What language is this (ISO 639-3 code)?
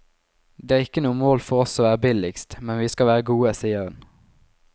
nor